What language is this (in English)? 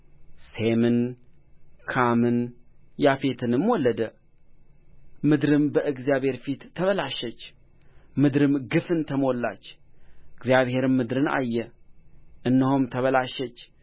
Amharic